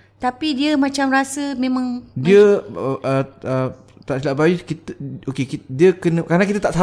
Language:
Malay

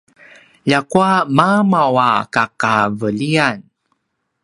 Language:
Paiwan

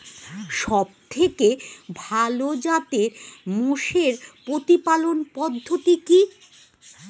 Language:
Bangla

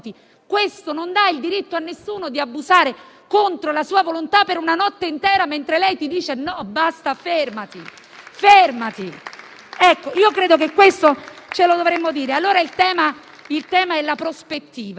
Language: Italian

